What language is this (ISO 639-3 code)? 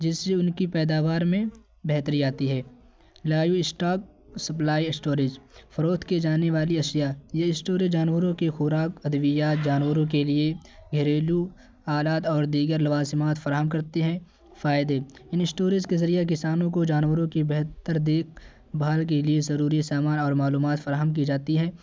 urd